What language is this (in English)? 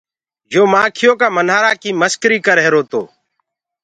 Gurgula